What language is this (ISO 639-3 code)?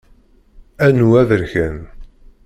kab